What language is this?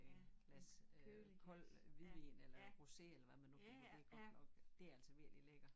Danish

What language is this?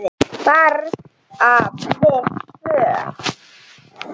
Icelandic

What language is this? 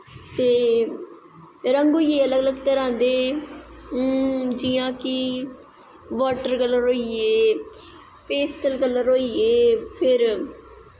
Dogri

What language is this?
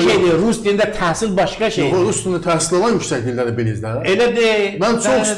Turkish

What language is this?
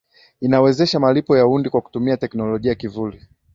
Swahili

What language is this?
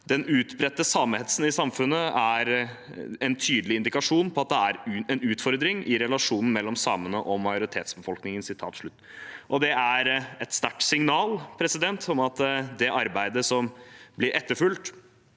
Norwegian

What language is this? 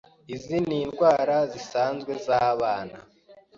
Kinyarwanda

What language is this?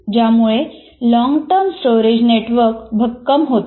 Marathi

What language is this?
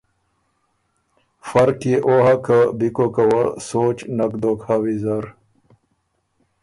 Ormuri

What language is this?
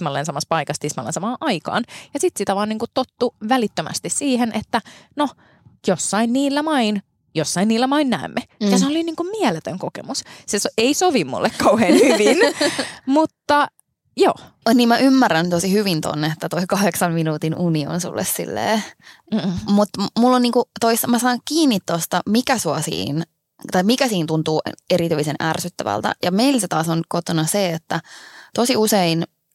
Finnish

